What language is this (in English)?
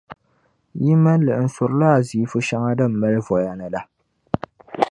Dagbani